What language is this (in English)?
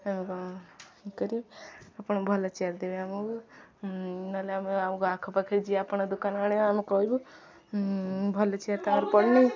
Odia